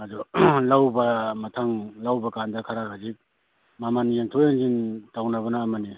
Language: Manipuri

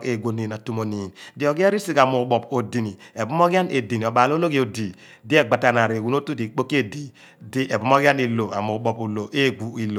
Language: Abua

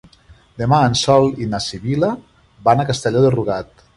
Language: Catalan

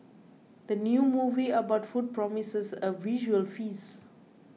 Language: English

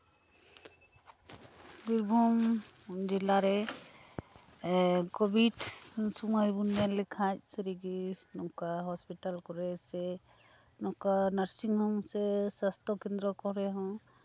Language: Santali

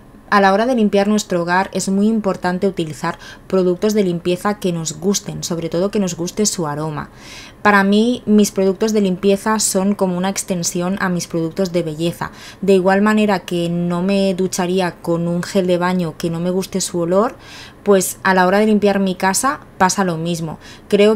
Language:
Spanish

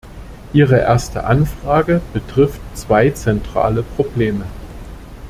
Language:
German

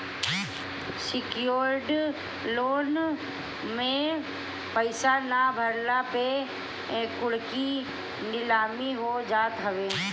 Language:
Bhojpuri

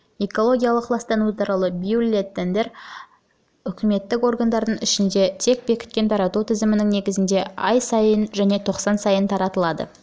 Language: Kazakh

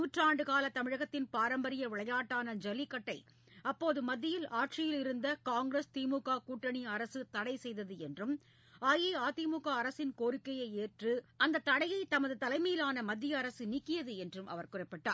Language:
Tamil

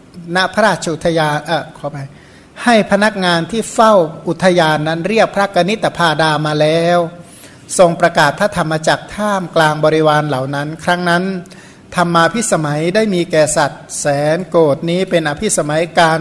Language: Thai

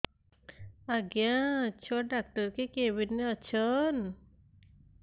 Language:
Odia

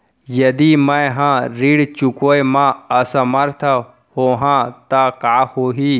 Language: Chhattisgarhi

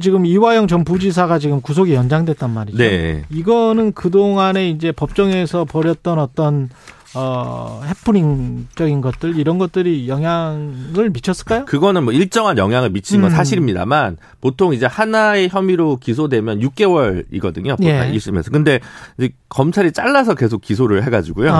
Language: Korean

